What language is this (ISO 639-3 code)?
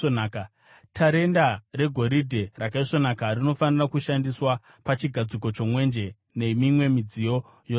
sna